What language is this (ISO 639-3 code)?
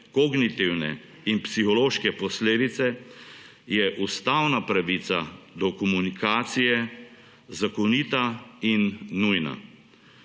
slv